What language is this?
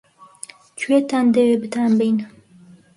Central Kurdish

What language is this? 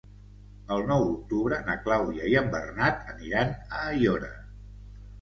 Catalan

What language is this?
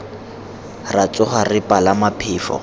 Tswana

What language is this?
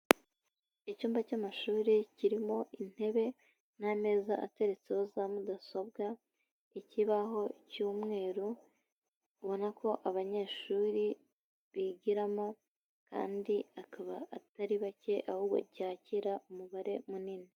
Kinyarwanda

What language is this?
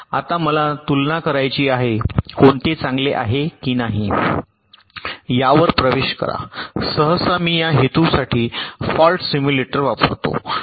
Marathi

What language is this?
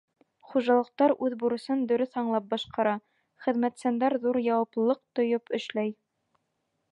Bashkir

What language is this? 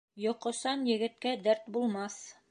Bashkir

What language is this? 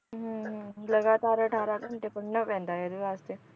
Punjabi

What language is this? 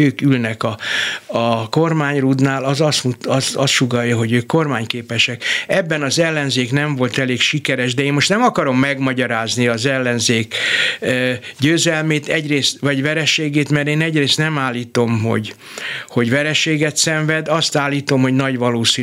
Hungarian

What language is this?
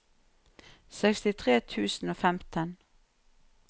Norwegian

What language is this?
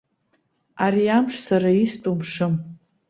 Abkhazian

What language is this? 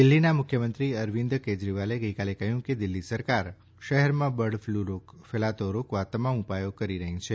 Gujarati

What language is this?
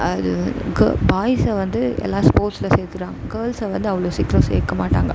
Tamil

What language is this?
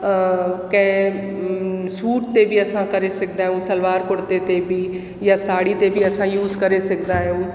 Sindhi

